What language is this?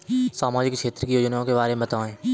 Hindi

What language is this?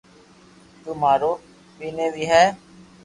Loarki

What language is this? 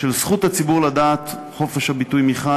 Hebrew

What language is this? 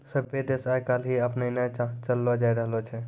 Maithili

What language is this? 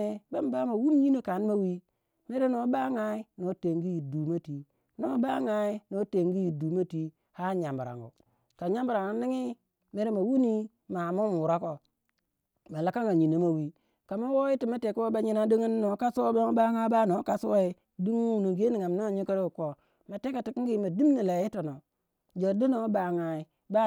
Waja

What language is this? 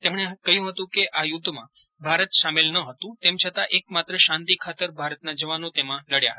Gujarati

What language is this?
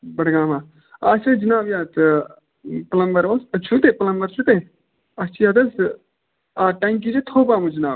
Kashmiri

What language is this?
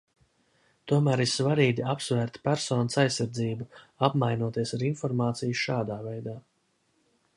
Latvian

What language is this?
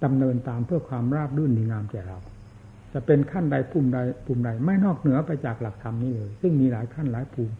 Thai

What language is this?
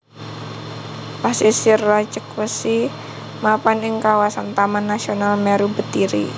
Javanese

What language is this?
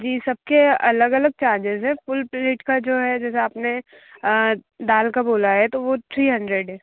Hindi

